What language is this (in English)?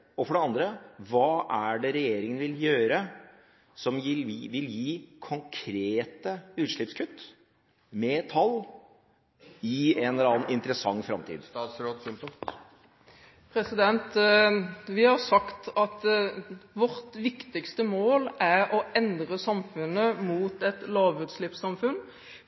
Norwegian Bokmål